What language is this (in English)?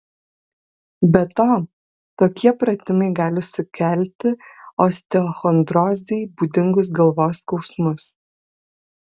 Lithuanian